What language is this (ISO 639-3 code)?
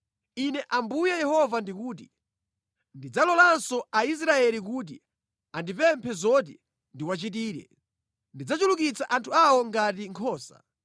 nya